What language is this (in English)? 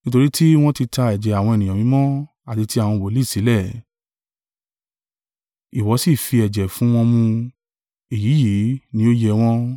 Yoruba